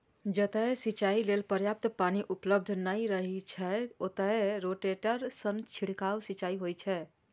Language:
Maithili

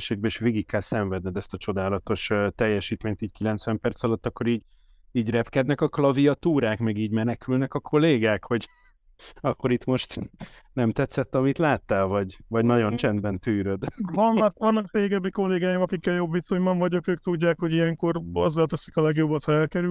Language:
Hungarian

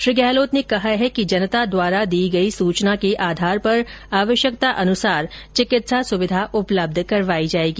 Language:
Hindi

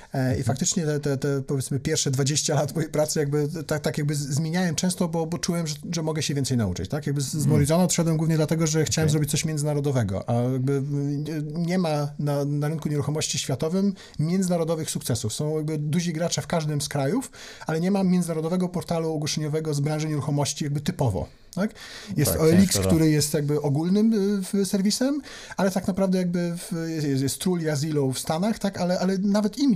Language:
Polish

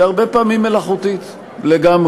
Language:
Hebrew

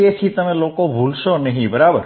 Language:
Gujarati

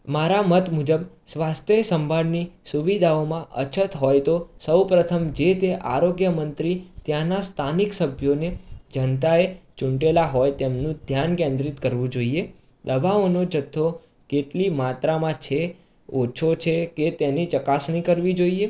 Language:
Gujarati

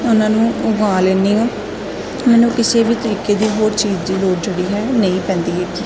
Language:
Punjabi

